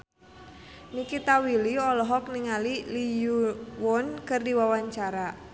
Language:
Sundanese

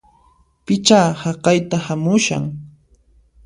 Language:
Puno Quechua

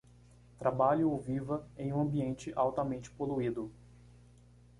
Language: Portuguese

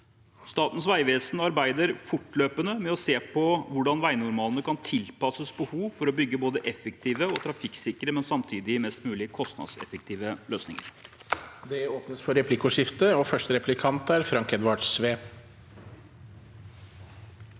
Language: Norwegian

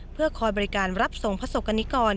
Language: Thai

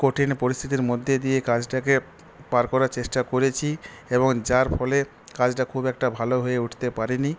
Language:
Bangla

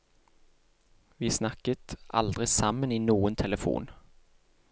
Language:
Norwegian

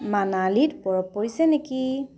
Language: Assamese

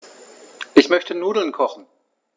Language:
German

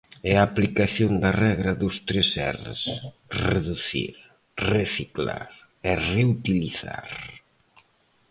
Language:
Galician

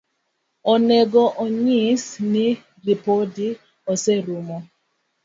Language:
Luo (Kenya and Tanzania)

